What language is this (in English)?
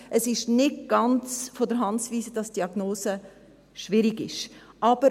Swiss German